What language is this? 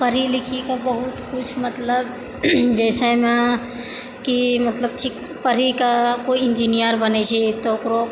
Maithili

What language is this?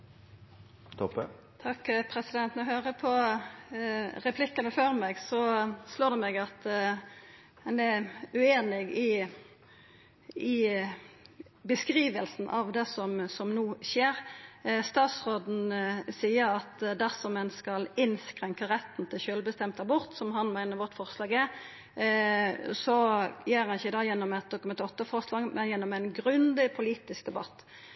Norwegian Nynorsk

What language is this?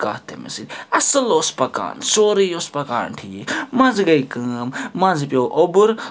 Kashmiri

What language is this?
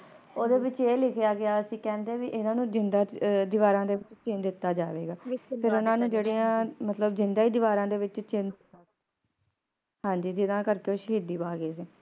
Punjabi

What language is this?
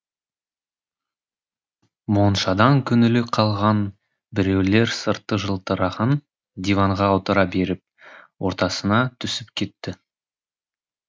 Kazakh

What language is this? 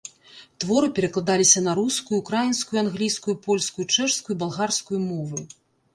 Belarusian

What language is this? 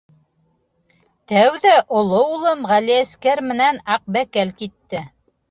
Bashkir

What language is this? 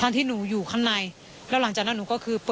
Thai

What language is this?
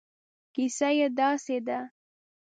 Pashto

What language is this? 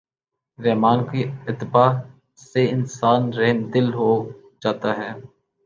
Urdu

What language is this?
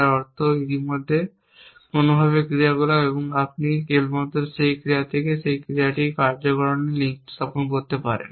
Bangla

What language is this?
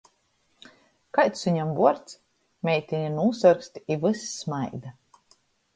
Latgalian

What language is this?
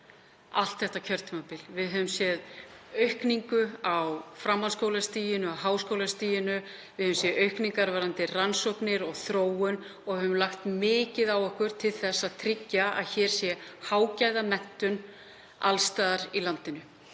Icelandic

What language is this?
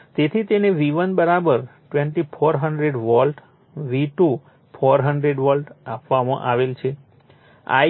Gujarati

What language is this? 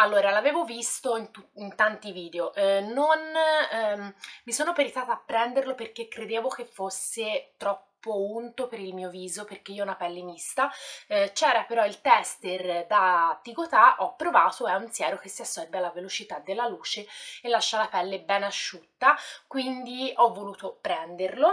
Italian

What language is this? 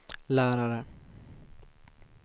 Swedish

